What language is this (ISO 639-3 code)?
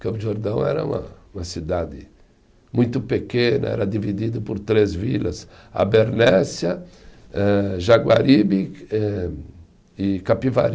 por